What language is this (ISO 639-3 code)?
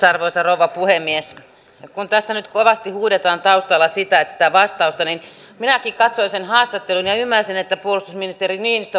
fin